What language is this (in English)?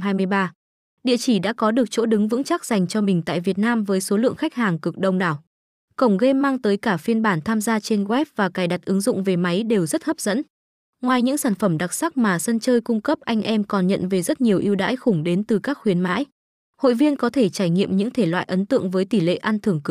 Vietnamese